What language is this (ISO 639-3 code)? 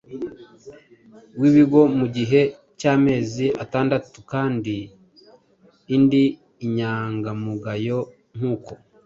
kin